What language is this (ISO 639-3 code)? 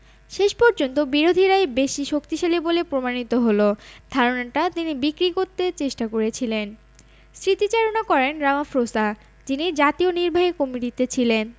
ben